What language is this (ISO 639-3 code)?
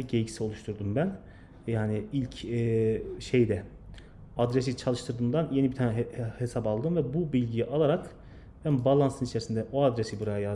tur